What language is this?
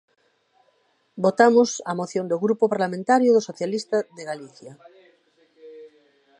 Galician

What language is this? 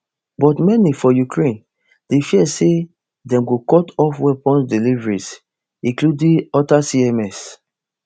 Nigerian Pidgin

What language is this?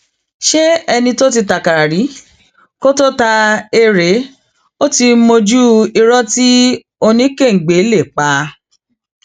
Yoruba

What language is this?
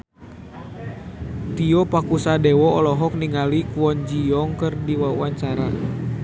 Sundanese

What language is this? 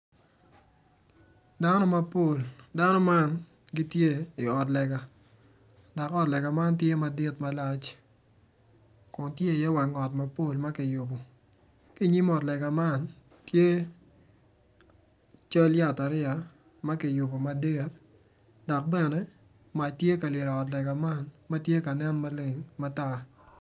Acoli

